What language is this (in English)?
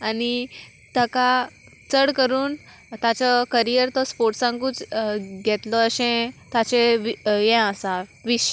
Konkani